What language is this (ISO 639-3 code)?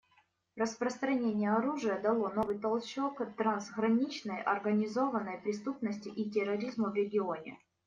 rus